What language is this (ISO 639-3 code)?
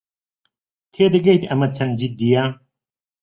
ckb